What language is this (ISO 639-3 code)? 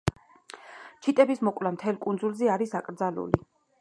kat